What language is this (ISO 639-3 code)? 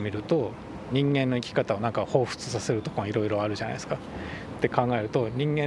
jpn